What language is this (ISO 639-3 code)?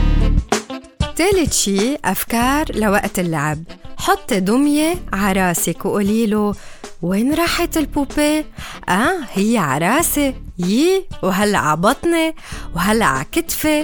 ara